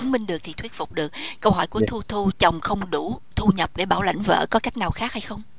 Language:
Vietnamese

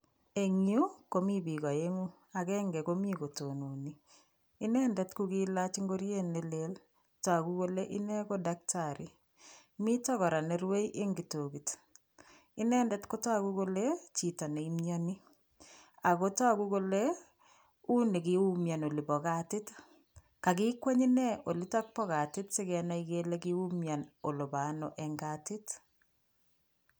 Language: Kalenjin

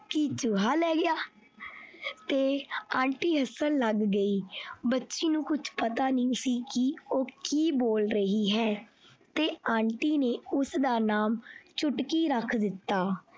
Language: Punjabi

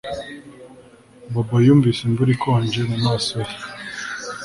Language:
Kinyarwanda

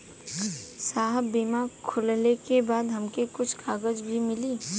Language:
Bhojpuri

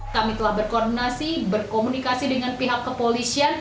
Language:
Indonesian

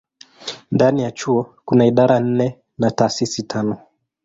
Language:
Swahili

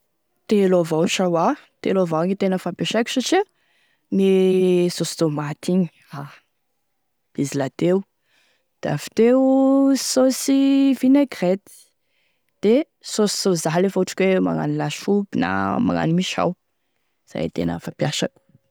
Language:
Tesaka Malagasy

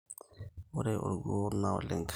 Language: Masai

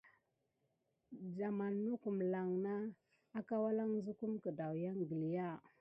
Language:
Gidar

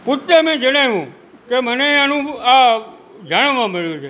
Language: Gujarati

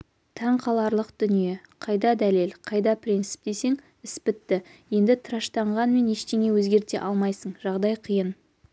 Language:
Kazakh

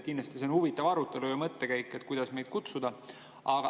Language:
Estonian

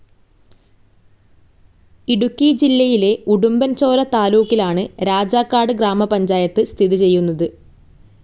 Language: Malayalam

